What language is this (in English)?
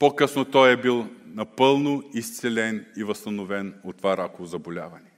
Bulgarian